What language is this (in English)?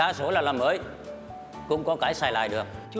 Vietnamese